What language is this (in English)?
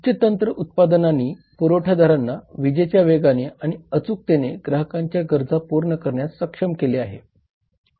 Marathi